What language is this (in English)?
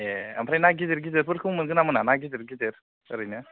Bodo